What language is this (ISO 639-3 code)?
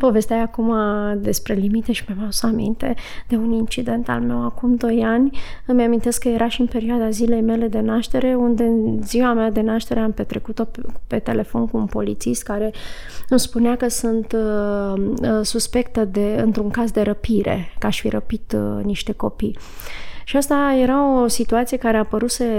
ron